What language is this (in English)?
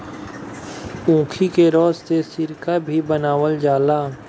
Bhojpuri